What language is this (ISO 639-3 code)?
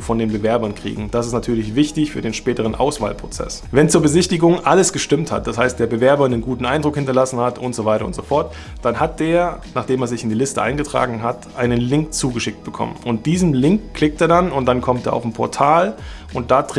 deu